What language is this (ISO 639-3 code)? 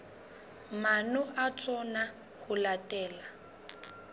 sot